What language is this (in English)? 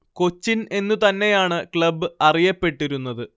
Malayalam